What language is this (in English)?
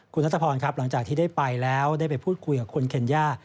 Thai